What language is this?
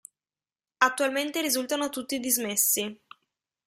Italian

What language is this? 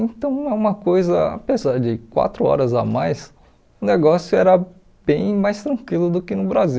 Portuguese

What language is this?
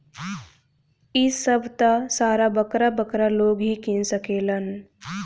Bhojpuri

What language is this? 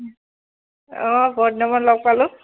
Assamese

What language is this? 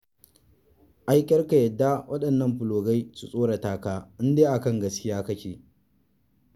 Hausa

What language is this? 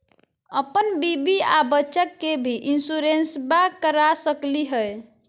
Magahi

